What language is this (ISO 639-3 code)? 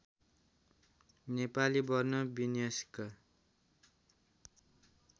nep